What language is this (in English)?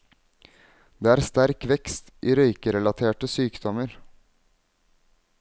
Norwegian